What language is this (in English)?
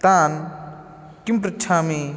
Sanskrit